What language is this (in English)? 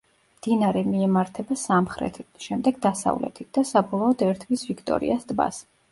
Georgian